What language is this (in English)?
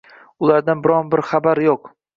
Uzbek